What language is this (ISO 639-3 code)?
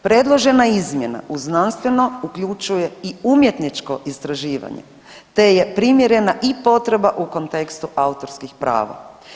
hrv